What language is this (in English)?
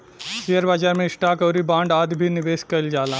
Bhojpuri